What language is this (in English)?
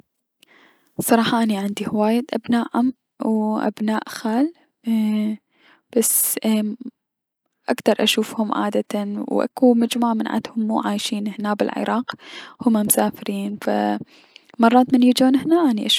Mesopotamian Arabic